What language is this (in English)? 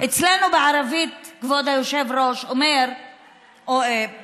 Hebrew